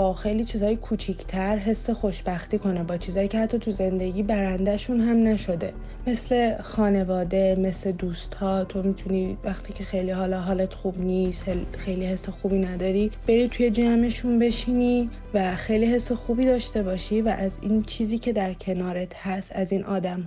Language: Persian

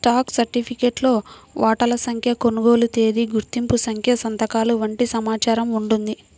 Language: Telugu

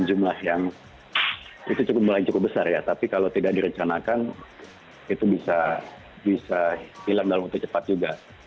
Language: Indonesian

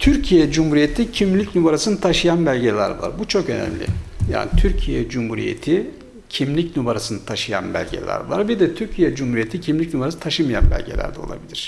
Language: Turkish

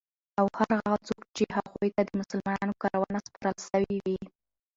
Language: Pashto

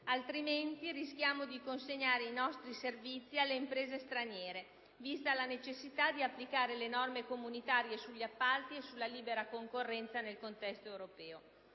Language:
Italian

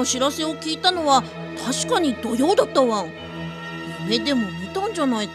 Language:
Japanese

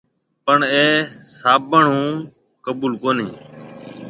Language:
Marwari (Pakistan)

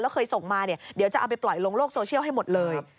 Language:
Thai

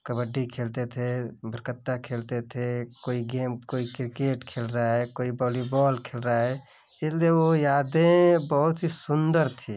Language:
Hindi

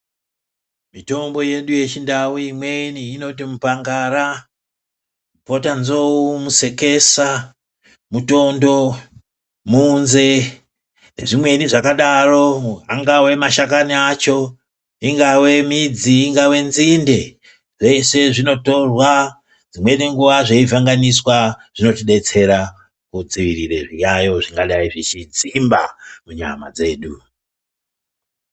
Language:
Ndau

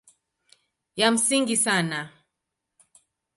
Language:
Swahili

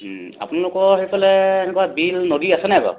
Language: Assamese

